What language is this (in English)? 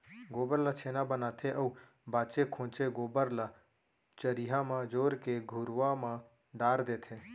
Chhattisgarhi